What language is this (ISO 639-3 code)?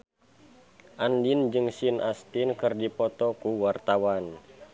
sun